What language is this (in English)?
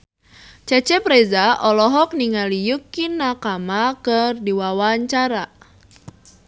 Sundanese